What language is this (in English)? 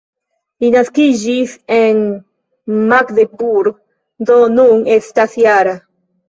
Esperanto